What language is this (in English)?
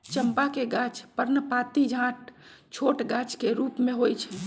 Magahi